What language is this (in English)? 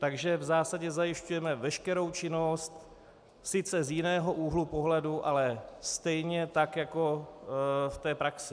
Czech